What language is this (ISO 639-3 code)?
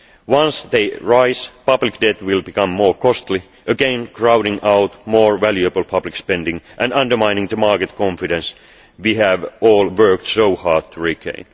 eng